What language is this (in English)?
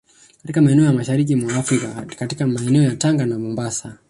Swahili